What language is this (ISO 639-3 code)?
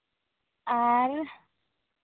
sat